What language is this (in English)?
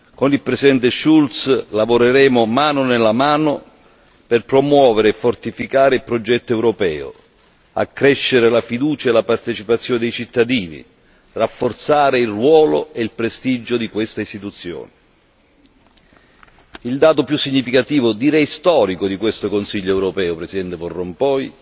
Italian